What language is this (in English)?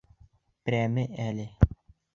Bashkir